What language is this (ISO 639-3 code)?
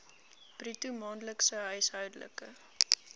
afr